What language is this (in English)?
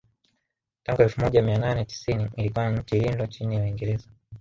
Swahili